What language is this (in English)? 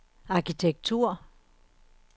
Danish